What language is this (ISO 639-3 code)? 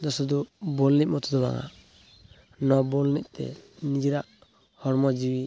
sat